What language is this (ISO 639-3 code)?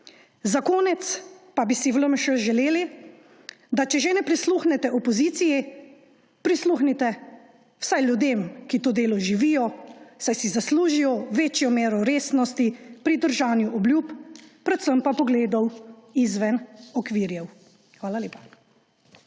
slv